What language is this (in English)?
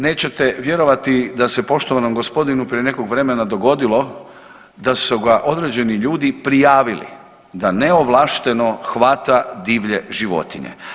Croatian